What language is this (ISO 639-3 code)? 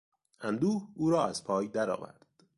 fas